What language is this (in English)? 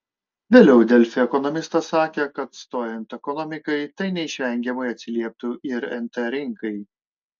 Lithuanian